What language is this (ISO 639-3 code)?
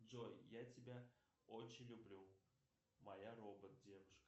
rus